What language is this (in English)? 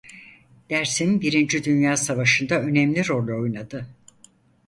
Turkish